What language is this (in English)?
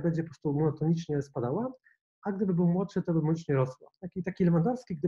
Polish